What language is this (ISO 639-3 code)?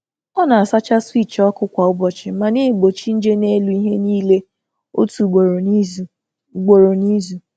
ibo